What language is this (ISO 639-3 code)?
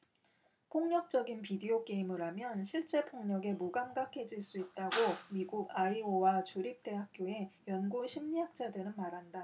kor